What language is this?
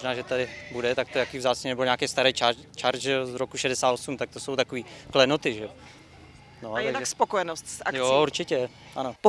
Czech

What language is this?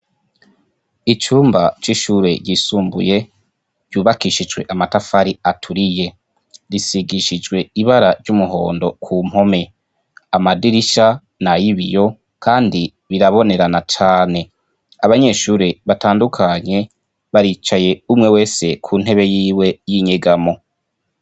Rundi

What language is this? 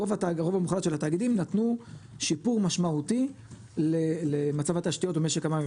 Hebrew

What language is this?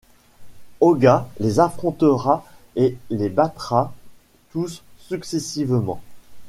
French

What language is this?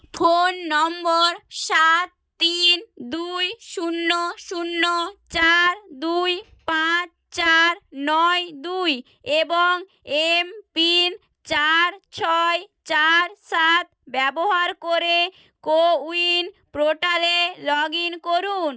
Bangla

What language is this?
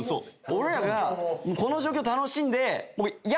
Japanese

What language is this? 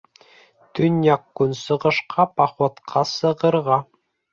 Bashkir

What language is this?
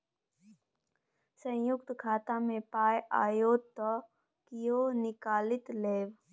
Maithili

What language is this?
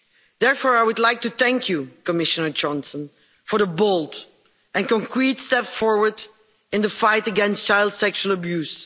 English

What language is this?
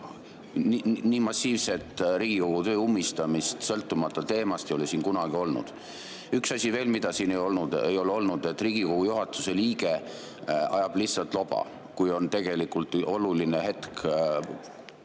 Estonian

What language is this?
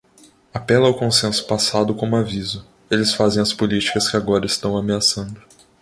Portuguese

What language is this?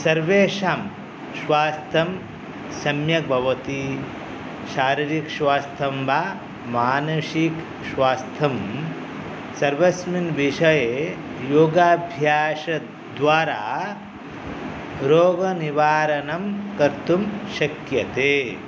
Sanskrit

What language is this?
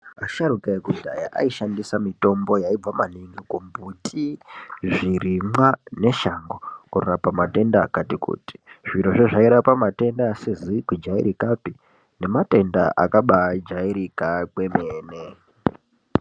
Ndau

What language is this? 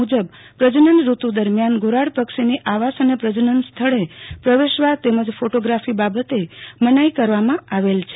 Gujarati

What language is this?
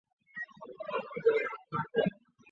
Chinese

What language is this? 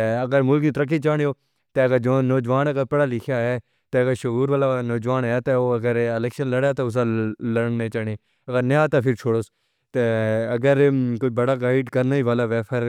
Pahari-Potwari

